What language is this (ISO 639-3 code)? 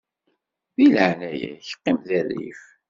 kab